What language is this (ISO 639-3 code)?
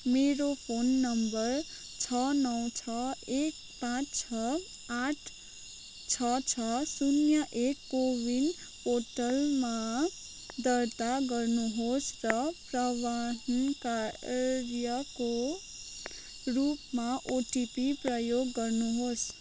nep